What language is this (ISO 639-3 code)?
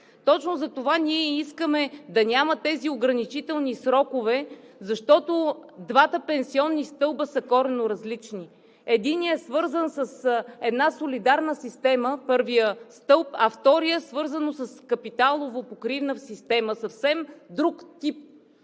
bul